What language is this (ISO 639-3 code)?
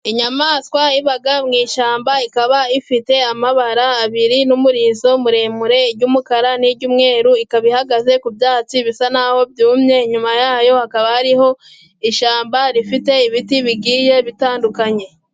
kin